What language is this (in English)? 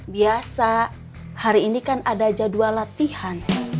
Indonesian